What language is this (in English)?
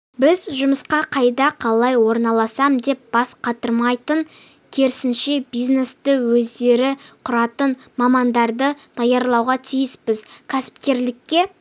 Kazakh